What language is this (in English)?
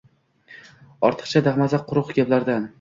Uzbek